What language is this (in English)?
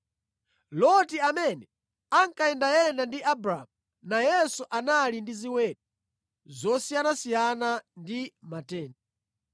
Nyanja